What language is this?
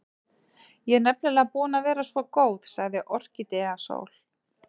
Icelandic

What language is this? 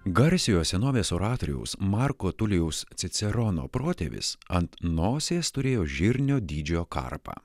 Lithuanian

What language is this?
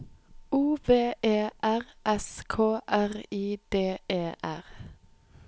Norwegian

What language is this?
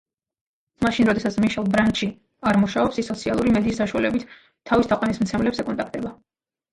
Georgian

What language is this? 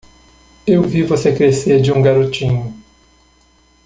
Portuguese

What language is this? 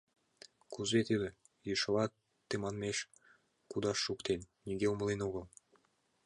Mari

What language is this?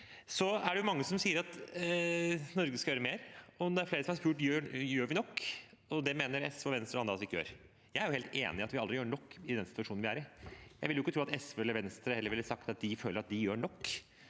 Norwegian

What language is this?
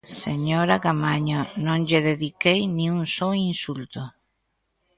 Galician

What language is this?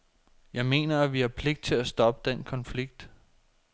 Danish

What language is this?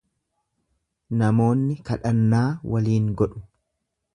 Oromo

